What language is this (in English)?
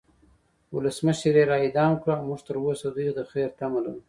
Pashto